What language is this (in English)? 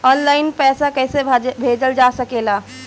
Bhojpuri